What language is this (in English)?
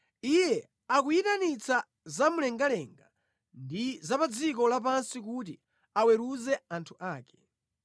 Nyanja